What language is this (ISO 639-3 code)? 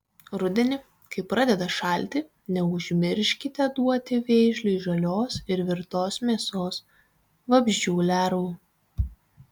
lit